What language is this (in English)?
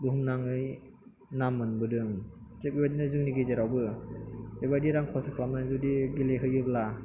Bodo